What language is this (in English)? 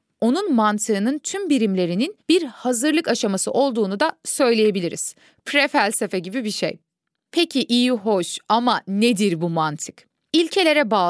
Turkish